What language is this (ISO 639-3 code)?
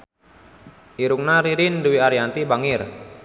sun